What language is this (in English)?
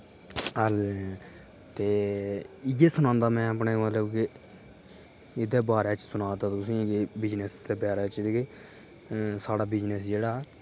Dogri